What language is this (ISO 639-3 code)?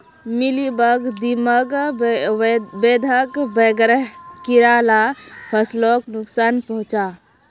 mag